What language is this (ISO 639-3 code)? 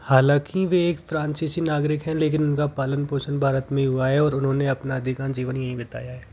hin